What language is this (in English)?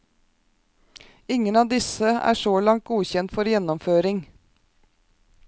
Norwegian